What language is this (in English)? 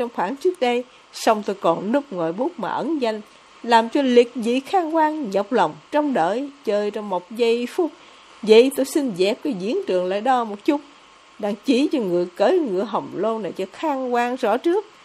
Vietnamese